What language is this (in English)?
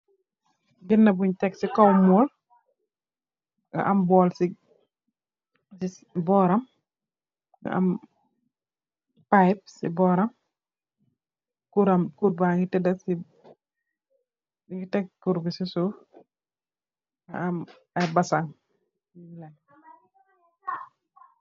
Wolof